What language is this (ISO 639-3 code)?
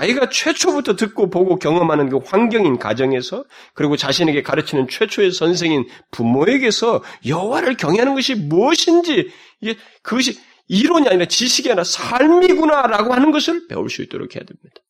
kor